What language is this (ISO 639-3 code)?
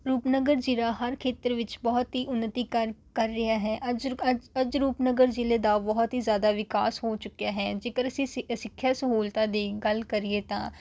pan